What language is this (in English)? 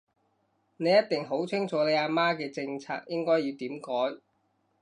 Cantonese